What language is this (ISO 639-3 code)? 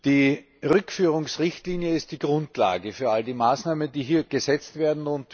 deu